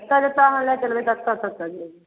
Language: Maithili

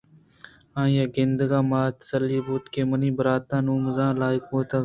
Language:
Eastern Balochi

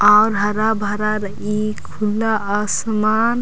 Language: Kurukh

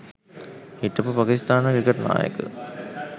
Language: Sinhala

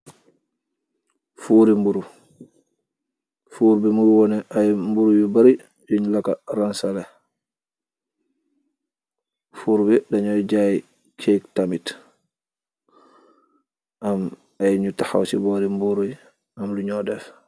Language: Wolof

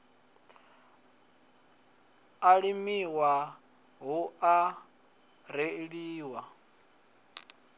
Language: Venda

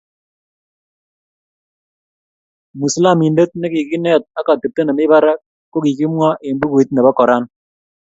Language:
Kalenjin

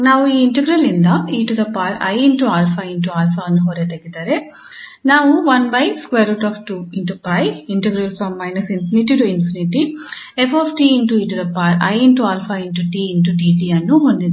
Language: Kannada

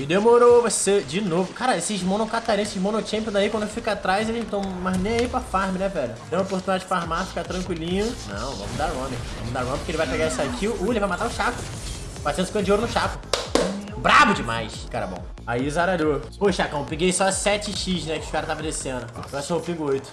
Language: Portuguese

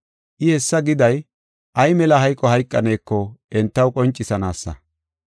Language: Gofa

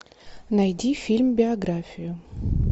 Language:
Russian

